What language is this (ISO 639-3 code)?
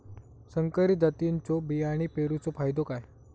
mar